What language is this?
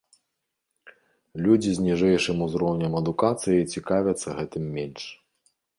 Belarusian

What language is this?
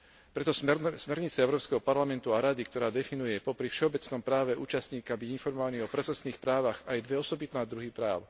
Slovak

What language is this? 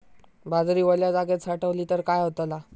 Marathi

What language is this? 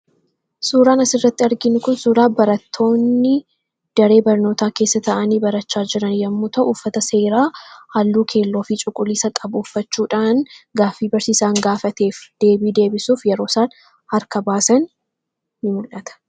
Oromo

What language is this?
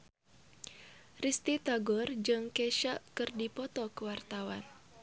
Sundanese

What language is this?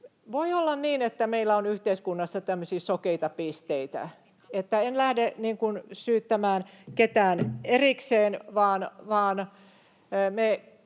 Finnish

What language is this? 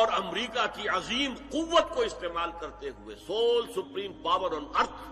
Urdu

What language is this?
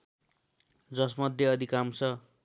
Nepali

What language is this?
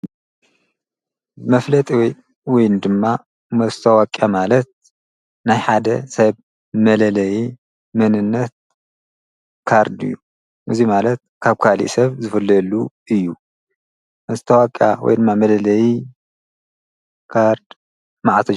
Tigrinya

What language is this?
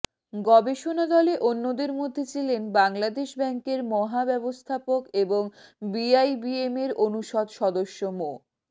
Bangla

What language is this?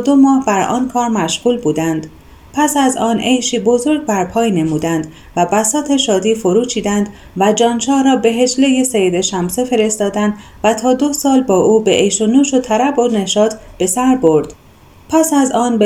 Persian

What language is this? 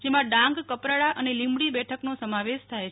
Gujarati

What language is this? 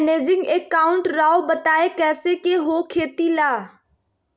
Magahi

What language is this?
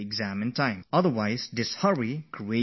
English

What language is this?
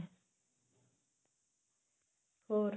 Punjabi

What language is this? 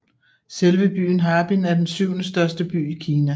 Danish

